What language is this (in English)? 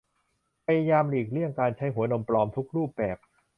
Thai